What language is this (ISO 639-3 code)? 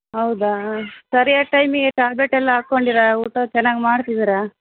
kan